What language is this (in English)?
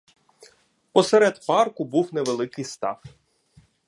Ukrainian